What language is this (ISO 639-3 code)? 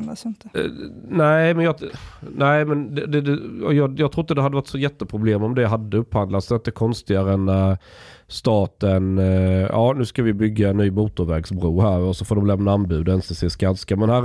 swe